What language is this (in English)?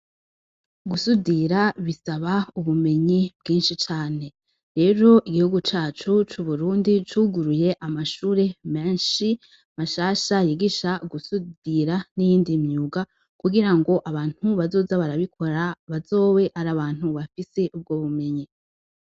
Rundi